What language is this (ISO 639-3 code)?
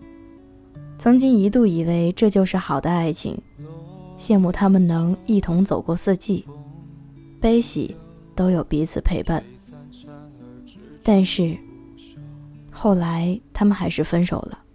zho